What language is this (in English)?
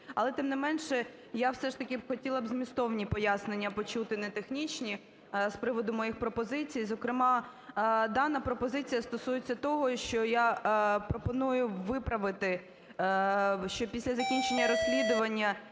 Ukrainian